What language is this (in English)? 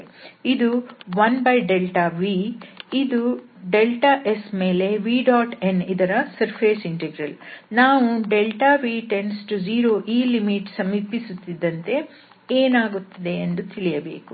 Kannada